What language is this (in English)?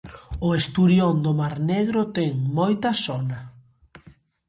Galician